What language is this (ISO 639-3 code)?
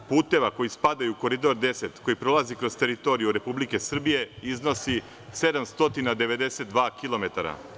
srp